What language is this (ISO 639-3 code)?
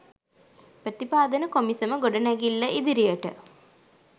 sin